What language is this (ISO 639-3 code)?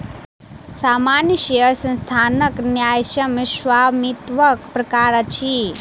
mai